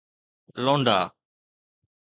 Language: Sindhi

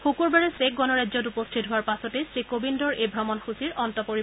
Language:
Assamese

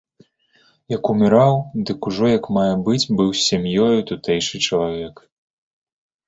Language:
Belarusian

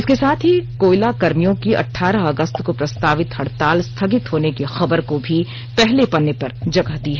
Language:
Hindi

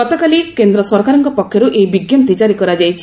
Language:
Odia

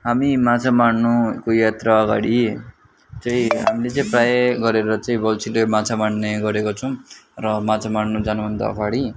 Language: Nepali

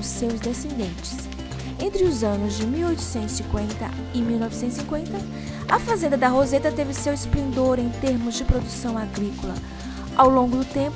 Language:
Portuguese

